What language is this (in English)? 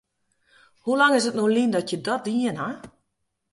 Western Frisian